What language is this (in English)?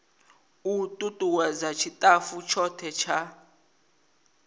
Venda